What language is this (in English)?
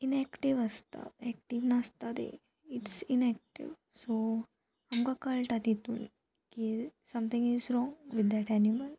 Konkani